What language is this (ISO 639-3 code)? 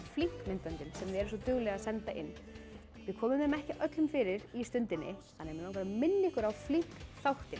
isl